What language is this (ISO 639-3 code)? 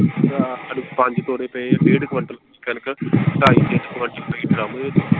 pan